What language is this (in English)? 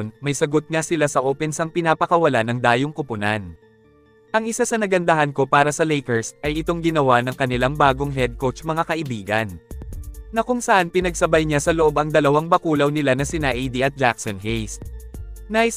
Filipino